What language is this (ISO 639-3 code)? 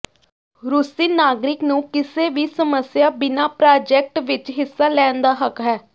pan